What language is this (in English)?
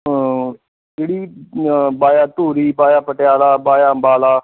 Punjabi